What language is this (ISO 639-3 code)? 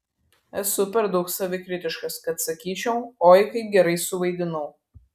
lit